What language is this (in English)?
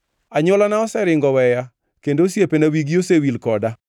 Luo (Kenya and Tanzania)